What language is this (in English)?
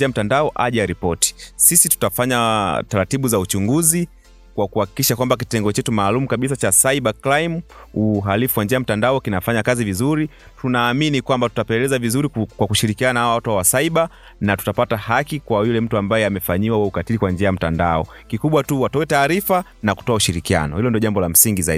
Swahili